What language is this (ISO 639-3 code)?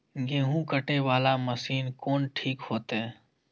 mai